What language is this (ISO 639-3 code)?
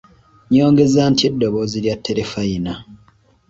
lug